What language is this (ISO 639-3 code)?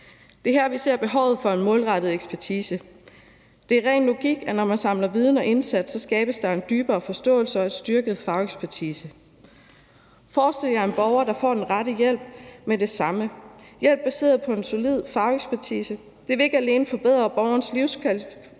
dan